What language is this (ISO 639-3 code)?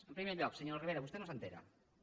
cat